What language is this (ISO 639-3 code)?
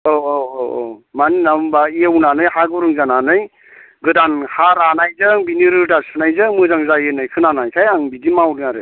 brx